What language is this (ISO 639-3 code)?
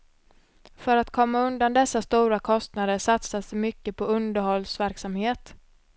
swe